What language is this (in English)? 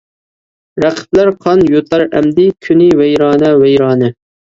Uyghur